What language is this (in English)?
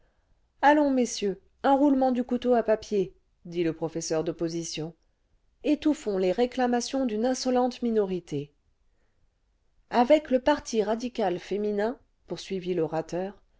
French